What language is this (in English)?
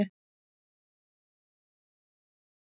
Icelandic